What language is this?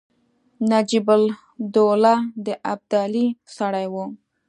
Pashto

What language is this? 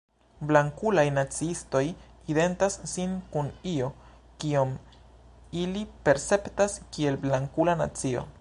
Esperanto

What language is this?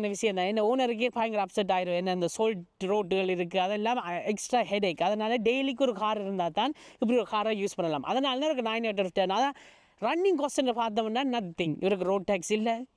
Tamil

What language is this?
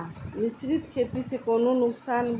Bhojpuri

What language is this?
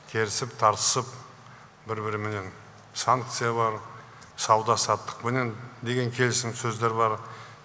Kazakh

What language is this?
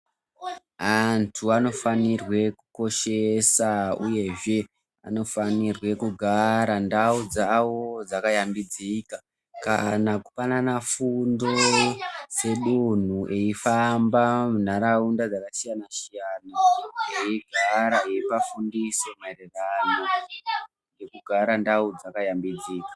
Ndau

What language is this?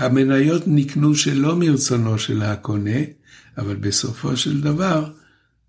Hebrew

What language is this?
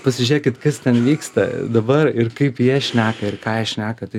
Lithuanian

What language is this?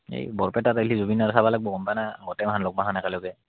Assamese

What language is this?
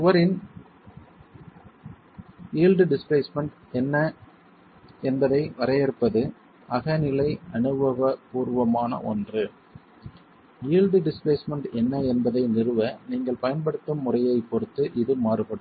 Tamil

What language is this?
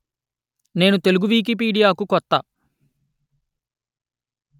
Telugu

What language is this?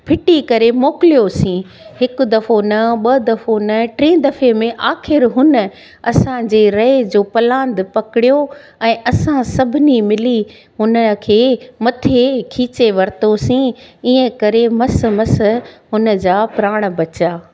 Sindhi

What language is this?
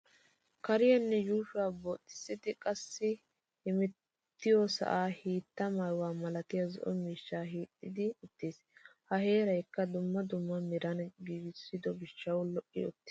Wolaytta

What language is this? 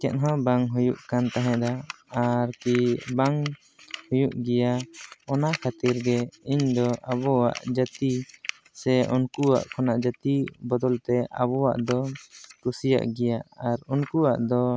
Santali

